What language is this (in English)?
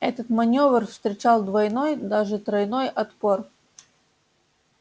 Russian